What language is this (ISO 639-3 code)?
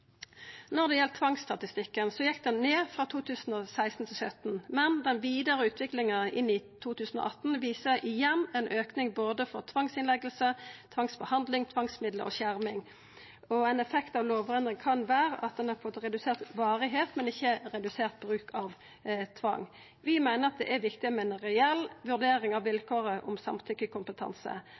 nno